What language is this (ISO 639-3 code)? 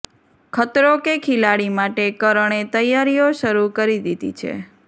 guj